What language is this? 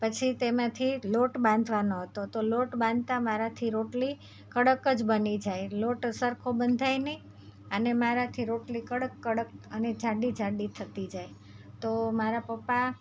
Gujarati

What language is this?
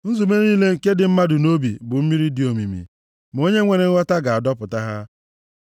Igbo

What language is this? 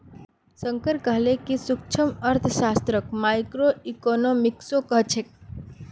Magahi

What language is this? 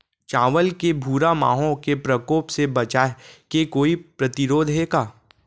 Chhattisgarhi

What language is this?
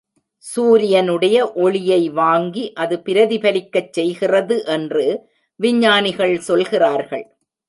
Tamil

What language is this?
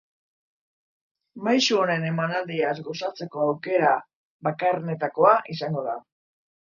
Basque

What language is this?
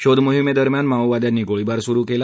Marathi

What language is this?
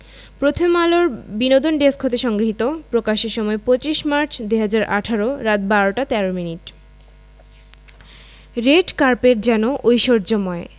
Bangla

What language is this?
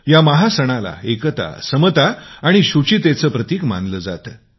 Marathi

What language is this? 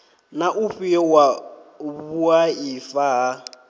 Venda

